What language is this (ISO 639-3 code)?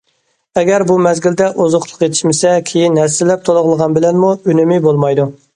uig